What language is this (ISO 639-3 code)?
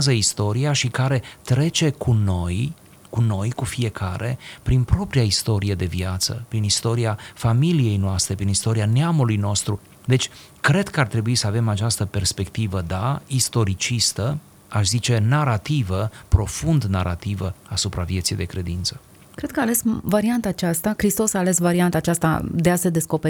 ron